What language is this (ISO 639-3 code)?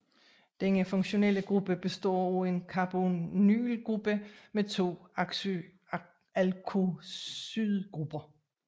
dan